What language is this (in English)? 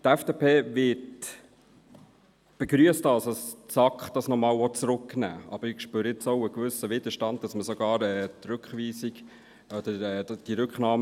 Swiss German